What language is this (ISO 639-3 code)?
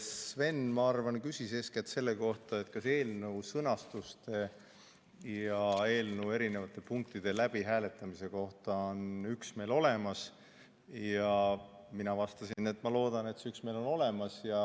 est